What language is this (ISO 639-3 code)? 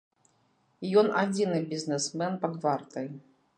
bel